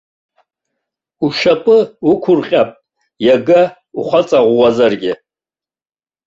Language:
Abkhazian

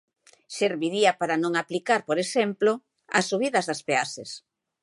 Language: Galician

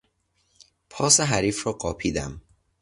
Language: Persian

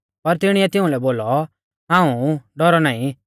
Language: Mahasu Pahari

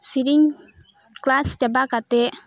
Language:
Santali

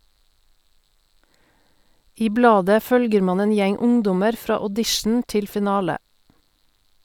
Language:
Norwegian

